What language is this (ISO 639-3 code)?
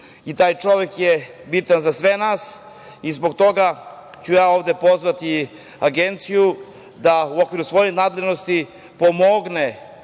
srp